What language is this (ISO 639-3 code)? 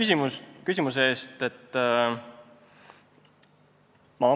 est